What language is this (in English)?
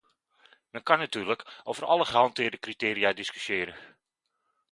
Dutch